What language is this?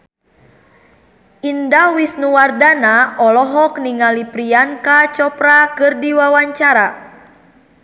Sundanese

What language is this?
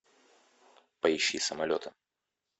Russian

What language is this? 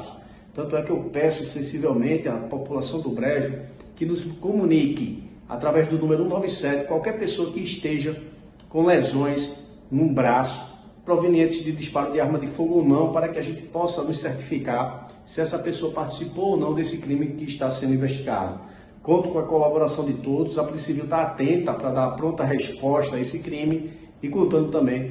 Portuguese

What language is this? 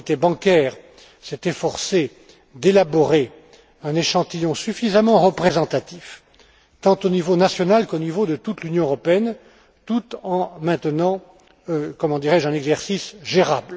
French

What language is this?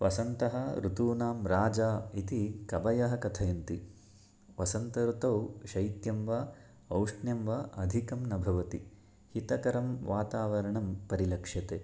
Sanskrit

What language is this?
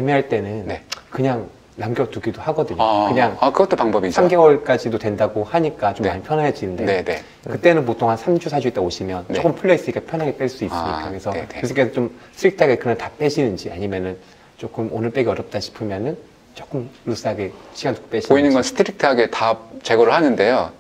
Korean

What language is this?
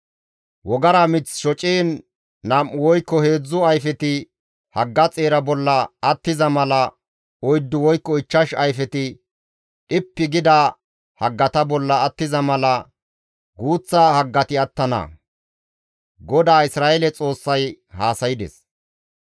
Gamo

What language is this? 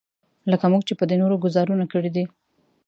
Pashto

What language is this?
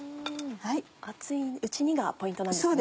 Japanese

